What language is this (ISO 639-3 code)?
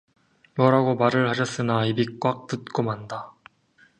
kor